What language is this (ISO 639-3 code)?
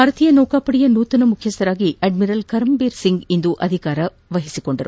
kan